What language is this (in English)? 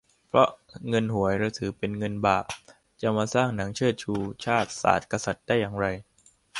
Thai